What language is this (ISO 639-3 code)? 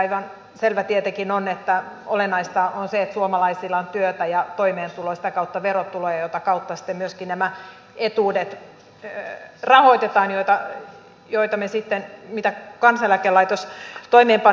fin